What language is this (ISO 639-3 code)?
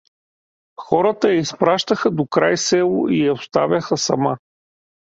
bul